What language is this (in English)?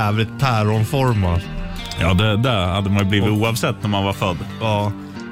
Swedish